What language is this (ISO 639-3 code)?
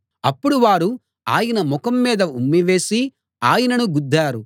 tel